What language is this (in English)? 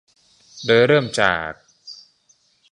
Thai